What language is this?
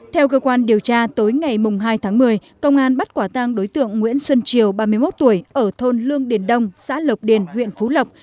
Vietnamese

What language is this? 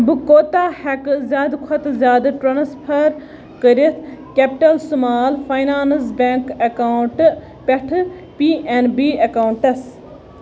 Kashmiri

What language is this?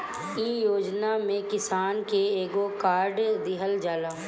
Bhojpuri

